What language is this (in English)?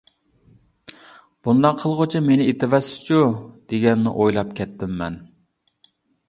Uyghur